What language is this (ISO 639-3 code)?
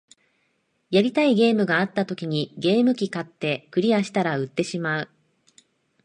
jpn